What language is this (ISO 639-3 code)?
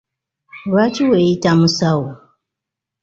lug